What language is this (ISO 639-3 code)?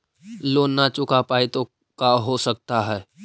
mag